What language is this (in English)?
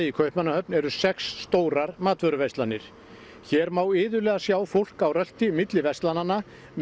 Icelandic